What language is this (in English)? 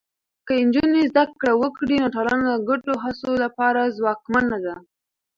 Pashto